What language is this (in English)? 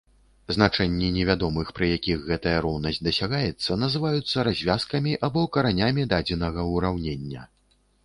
Belarusian